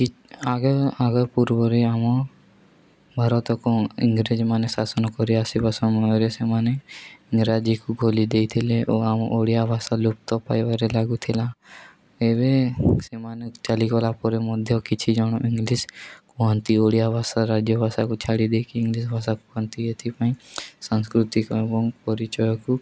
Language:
Odia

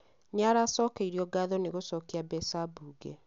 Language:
Kikuyu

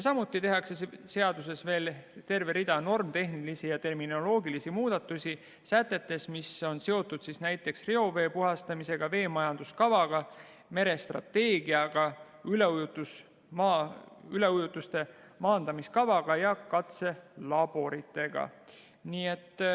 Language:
Estonian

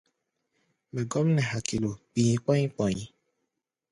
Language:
Gbaya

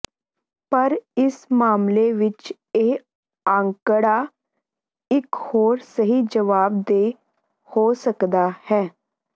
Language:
Punjabi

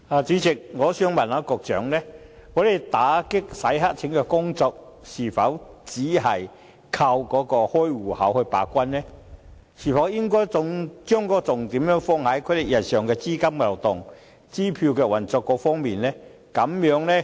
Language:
Cantonese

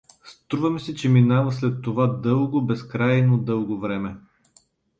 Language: Bulgarian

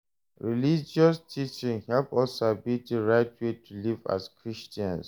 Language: Nigerian Pidgin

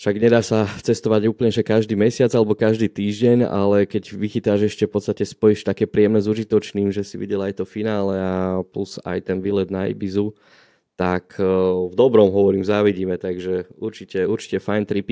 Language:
Slovak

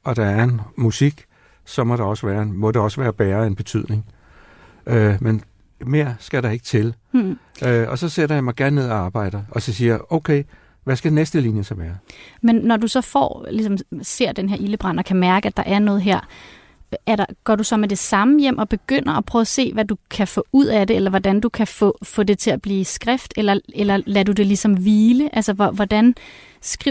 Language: Danish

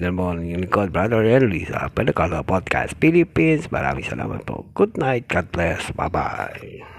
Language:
Filipino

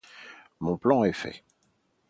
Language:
French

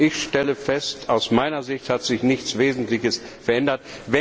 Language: German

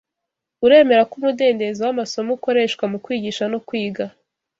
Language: Kinyarwanda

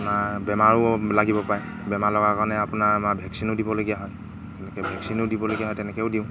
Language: Assamese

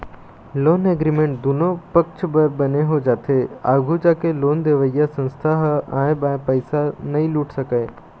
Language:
Chhattisgarhi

